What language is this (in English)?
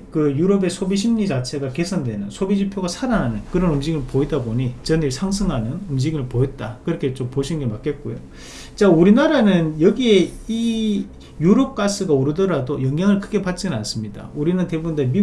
Korean